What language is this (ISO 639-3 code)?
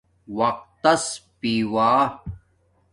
dmk